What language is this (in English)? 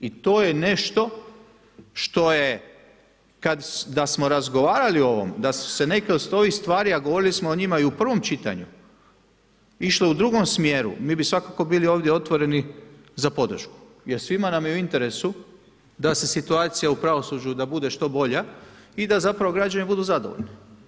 Croatian